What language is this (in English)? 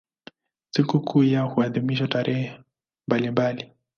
Swahili